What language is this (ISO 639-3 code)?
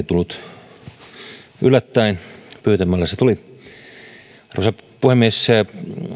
fin